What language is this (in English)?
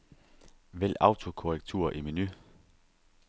Danish